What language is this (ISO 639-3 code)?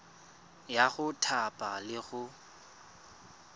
tsn